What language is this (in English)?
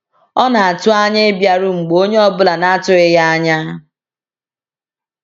Igbo